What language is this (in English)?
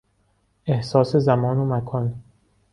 Persian